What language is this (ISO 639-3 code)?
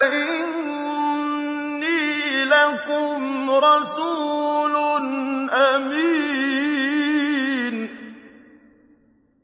ara